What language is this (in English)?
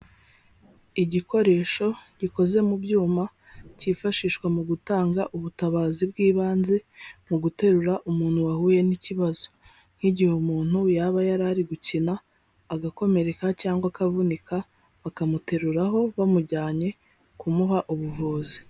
Kinyarwanda